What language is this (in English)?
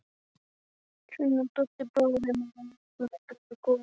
Icelandic